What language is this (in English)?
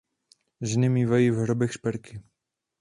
Czech